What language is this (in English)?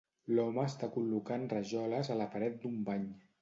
Catalan